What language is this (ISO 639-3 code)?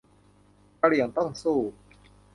tha